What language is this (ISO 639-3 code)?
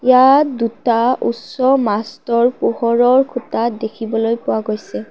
asm